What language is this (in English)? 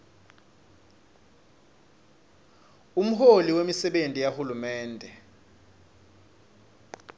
Swati